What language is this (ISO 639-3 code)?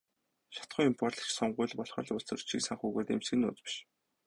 mon